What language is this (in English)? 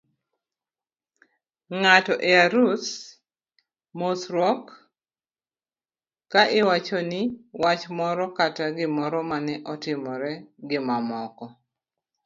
Luo (Kenya and Tanzania)